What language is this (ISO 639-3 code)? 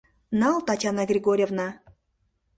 chm